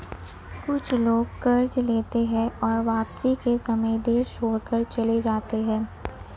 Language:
Hindi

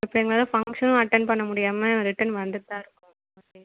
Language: Tamil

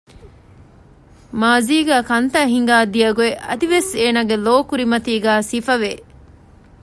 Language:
Divehi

